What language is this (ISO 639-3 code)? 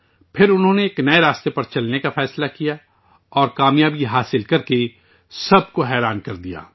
urd